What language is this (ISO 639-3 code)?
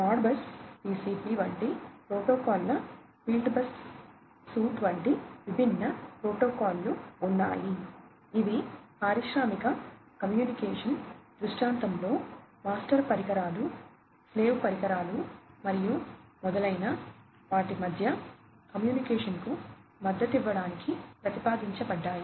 tel